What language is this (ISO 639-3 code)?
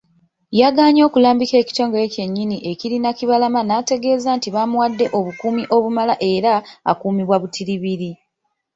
lug